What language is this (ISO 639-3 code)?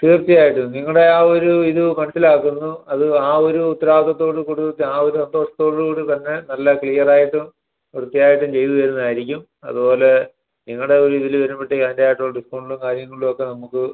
mal